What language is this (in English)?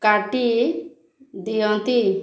Odia